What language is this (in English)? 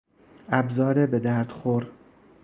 Persian